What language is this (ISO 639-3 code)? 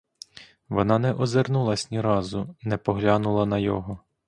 ukr